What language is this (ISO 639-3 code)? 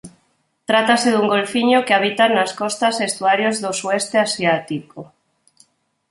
glg